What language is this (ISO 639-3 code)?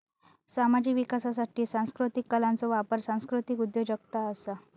mar